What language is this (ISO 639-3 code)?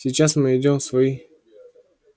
rus